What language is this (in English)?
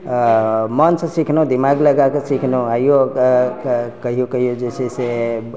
Maithili